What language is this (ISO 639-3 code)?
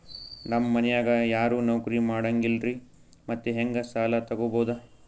kan